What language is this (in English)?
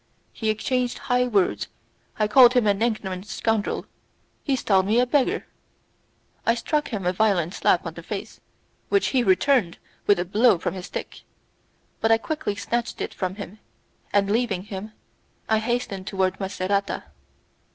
English